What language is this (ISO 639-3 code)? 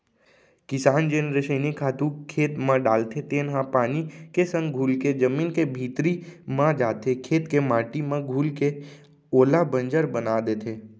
hne